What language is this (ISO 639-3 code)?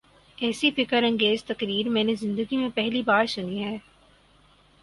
urd